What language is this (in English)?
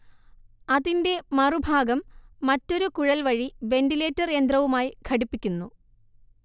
Malayalam